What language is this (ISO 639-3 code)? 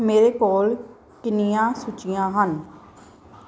pan